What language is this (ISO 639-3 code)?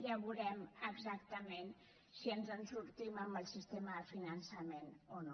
cat